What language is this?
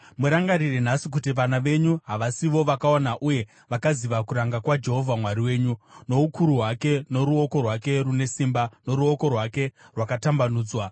Shona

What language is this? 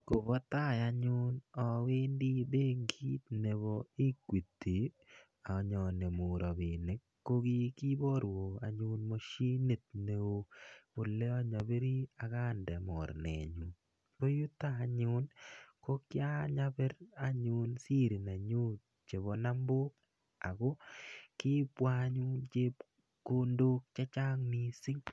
Kalenjin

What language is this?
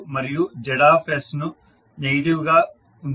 Telugu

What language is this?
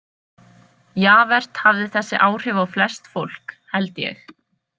Icelandic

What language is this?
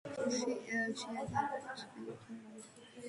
Georgian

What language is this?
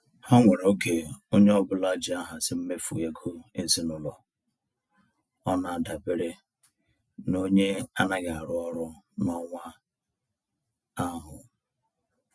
Igbo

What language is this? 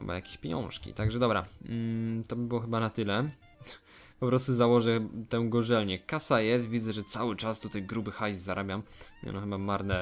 Polish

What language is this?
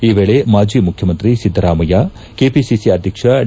Kannada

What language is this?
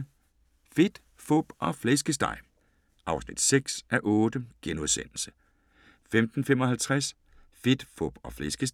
Danish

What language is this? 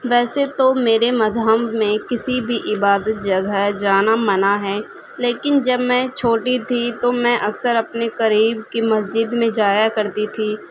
Urdu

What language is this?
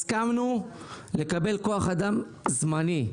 Hebrew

